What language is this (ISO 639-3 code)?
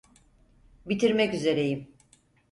tur